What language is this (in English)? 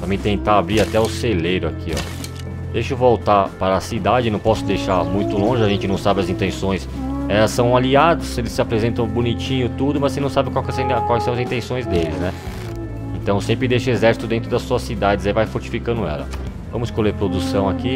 Portuguese